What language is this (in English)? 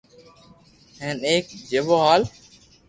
Loarki